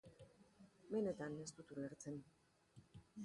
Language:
Basque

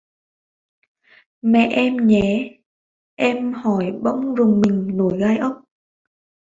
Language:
Vietnamese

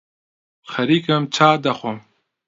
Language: Central Kurdish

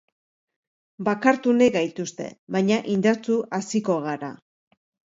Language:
Basque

